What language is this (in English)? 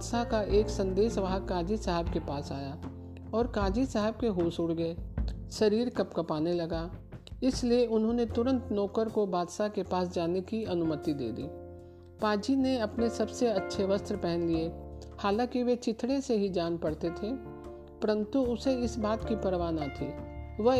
Hindi